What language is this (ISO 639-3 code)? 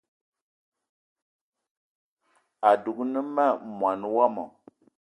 eto